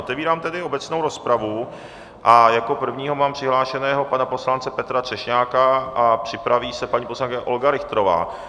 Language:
Czech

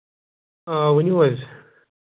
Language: Kashmiri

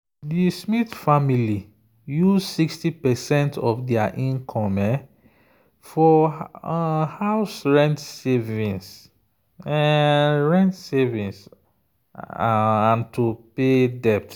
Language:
Nigerian Pidgin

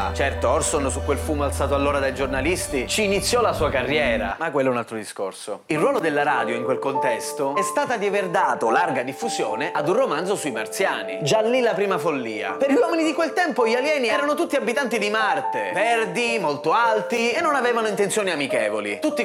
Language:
Italian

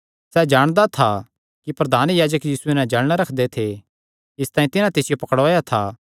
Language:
Kangri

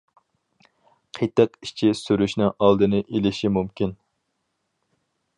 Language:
Uyghur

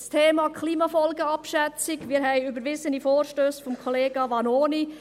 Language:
Swiss German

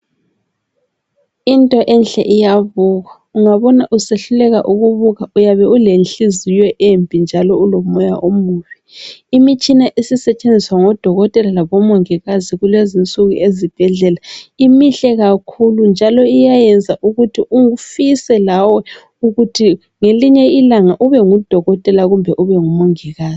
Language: North Ndebele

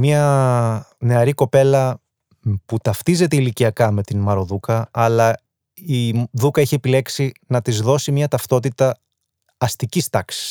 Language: Greek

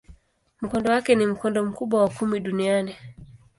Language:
Swahili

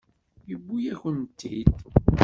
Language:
Kabyle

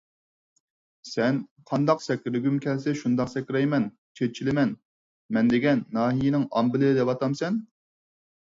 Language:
Uyghur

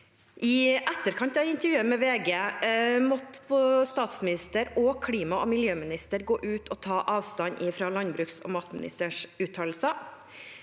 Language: Norwegian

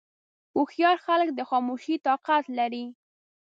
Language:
Pashto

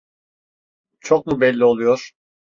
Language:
Turkish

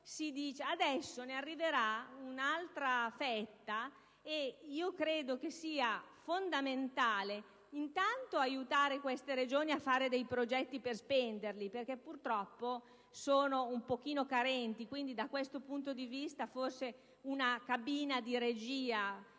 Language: Italian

